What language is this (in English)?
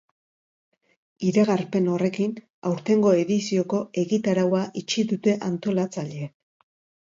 Basque